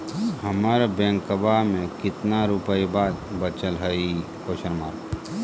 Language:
Magahi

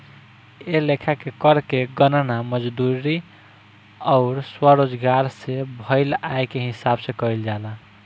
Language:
Bhojpuri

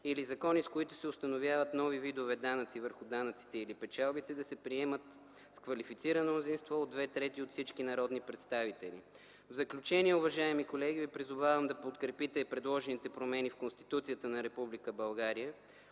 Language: Bulgarian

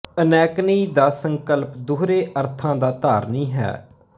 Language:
Punjabi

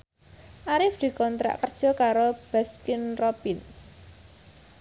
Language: Javanese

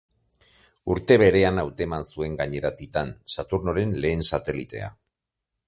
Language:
Basque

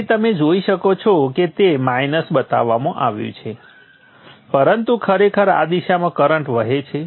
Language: Gujarati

